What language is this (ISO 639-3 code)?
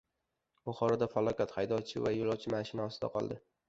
uzb